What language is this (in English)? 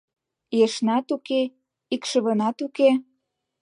Mari